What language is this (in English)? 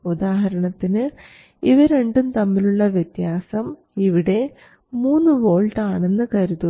Malayalam